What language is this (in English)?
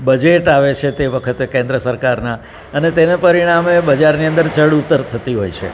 Gujarati